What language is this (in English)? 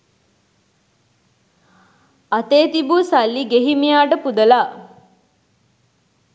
Sinhala